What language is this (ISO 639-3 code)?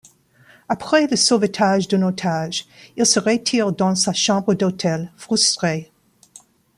fra